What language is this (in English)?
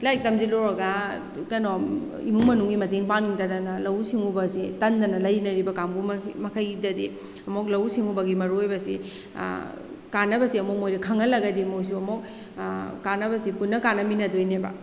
Manipuri